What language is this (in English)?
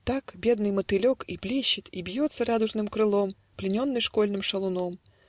Russian